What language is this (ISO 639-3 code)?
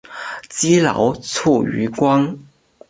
zho